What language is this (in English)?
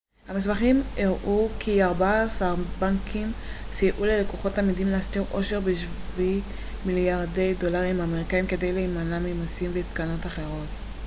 Hebrew